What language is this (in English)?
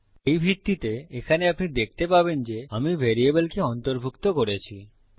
Bangla